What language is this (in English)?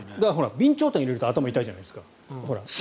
Japanese